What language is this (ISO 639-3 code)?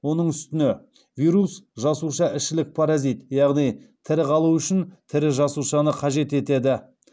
kaz